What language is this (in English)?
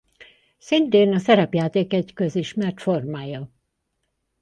Hungarian